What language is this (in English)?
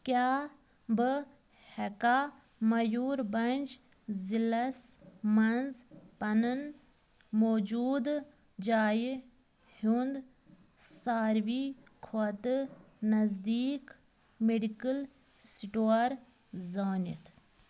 Kashmiri